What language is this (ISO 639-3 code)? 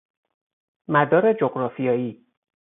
fas